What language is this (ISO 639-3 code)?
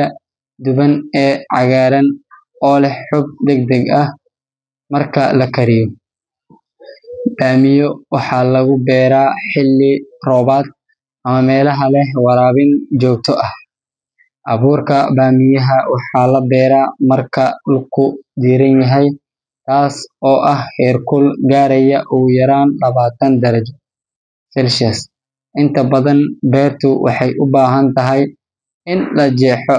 som